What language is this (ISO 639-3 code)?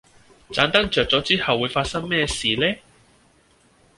yue